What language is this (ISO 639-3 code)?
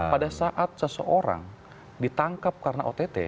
ind